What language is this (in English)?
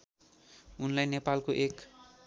Nepali